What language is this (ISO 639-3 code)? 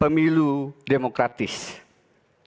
ind